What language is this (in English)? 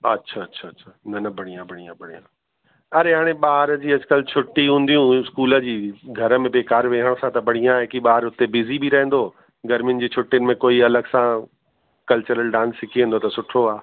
Sindhi